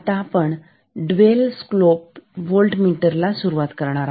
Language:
Marathi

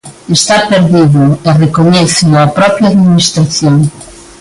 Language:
Galician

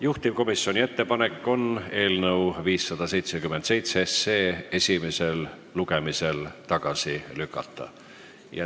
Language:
Estonian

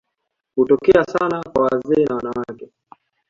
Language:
Swahili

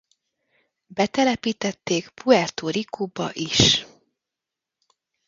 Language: Hungarian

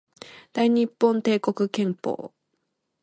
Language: Japanese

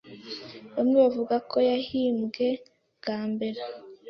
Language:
Kinyarwanda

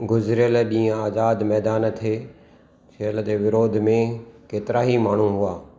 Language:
Sindhi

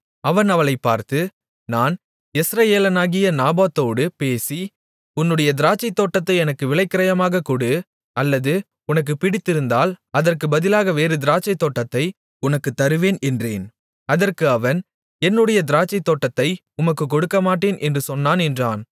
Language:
Tamil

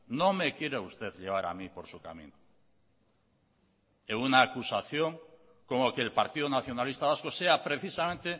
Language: Spanish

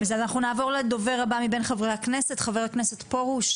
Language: Hebrew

